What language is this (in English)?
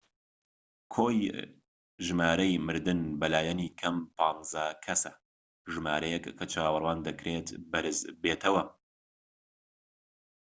Central Kurdish